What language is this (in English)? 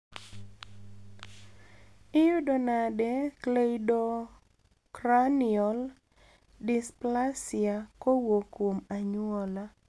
Luo (Kenya and Tanzania)